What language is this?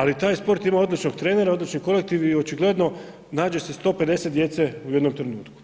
Croatian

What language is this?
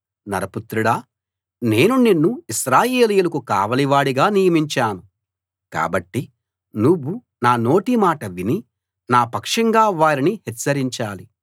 Telugu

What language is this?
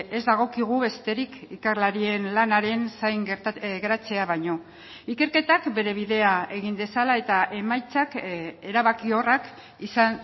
Basque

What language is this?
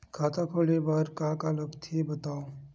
Chhattisgarhi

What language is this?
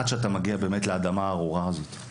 Hebrew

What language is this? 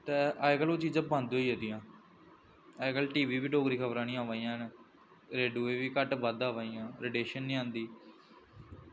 Dogri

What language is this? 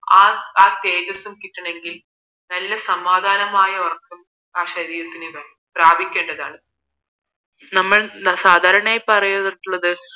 Malayalam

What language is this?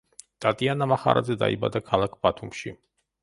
Georgian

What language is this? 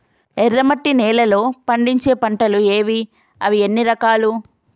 Telugu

